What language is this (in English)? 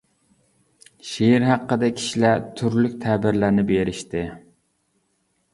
Uyghur